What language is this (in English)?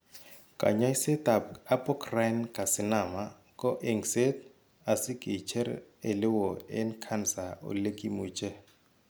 Kalenjin